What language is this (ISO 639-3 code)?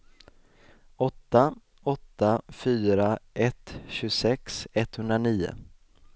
swe